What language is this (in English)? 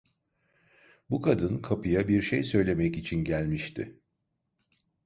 Turkish